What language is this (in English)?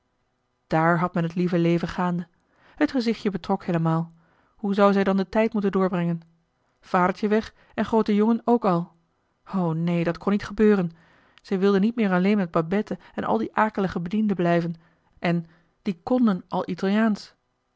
Dutch